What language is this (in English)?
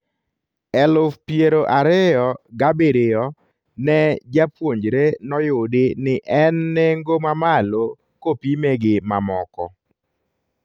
Luo (Kenya and Tanzania)